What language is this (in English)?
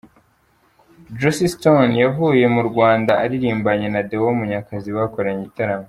Kinyarwanda